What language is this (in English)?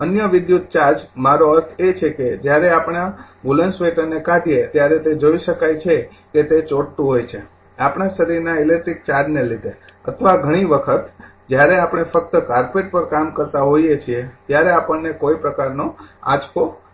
Gujarati